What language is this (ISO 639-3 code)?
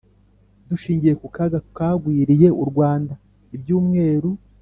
kin